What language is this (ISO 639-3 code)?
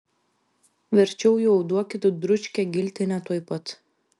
lit